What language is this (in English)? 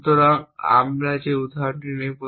Bangla